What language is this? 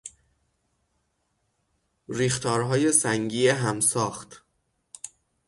Persian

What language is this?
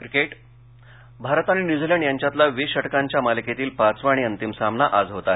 Marathi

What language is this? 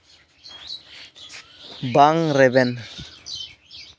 Santali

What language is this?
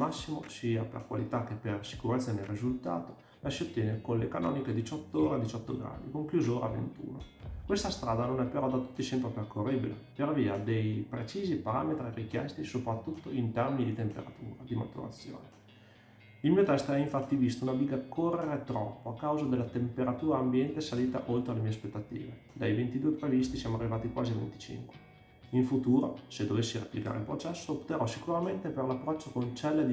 Italian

